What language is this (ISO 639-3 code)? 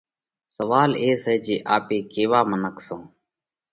kvx